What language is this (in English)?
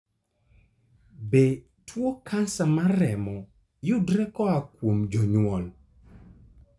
Luo (Kenya and Tanzania)